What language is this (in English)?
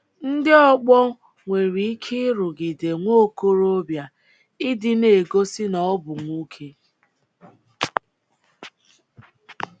Igbo